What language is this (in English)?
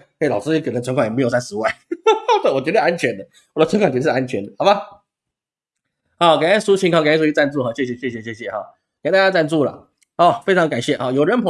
Chinese